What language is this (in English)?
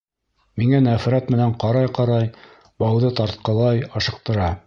Bashkir